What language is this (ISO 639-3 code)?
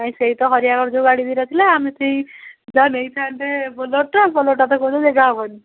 ori